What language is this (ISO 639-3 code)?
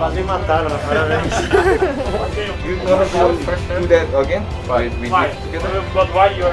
por